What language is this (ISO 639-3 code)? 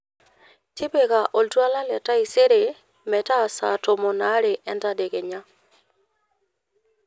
mas